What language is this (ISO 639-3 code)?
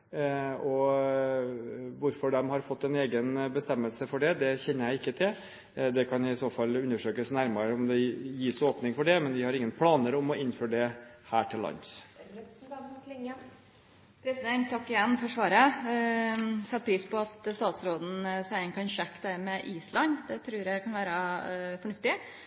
nor